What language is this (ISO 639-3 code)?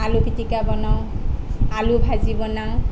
asm